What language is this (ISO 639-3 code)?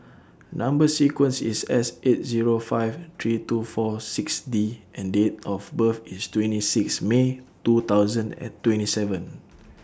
eng